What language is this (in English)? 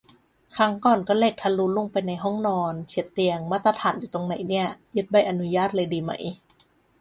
Thai